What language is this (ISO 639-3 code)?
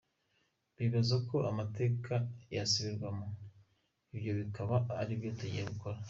kin